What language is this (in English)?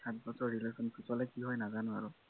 Assamese